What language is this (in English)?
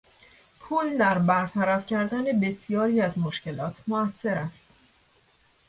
Persian